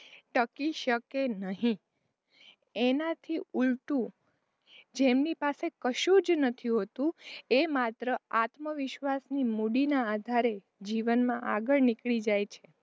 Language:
Gujarati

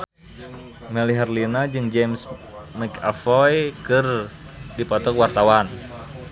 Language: Sundanese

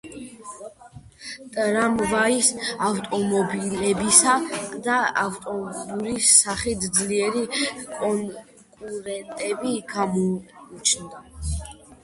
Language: Georgian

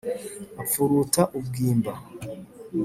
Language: Kinyarwanda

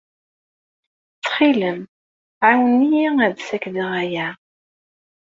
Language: Kabyle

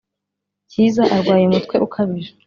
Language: Kinyarwanda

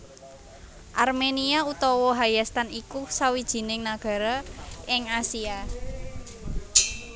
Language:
Javanese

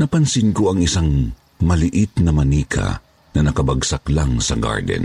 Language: Filipino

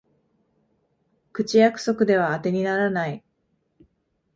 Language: Japanese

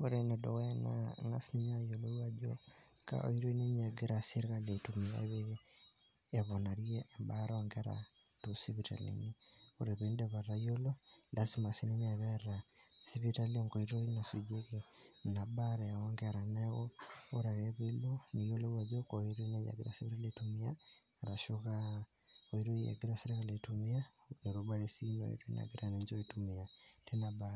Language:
Masai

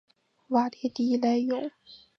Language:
Chinese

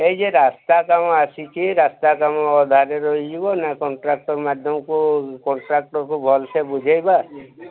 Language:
Odia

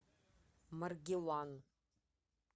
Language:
Russian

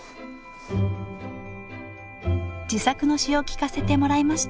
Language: Japanese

